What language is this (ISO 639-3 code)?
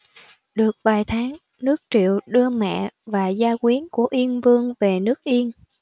vie